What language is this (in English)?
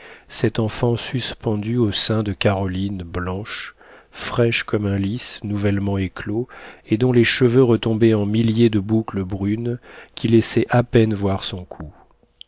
French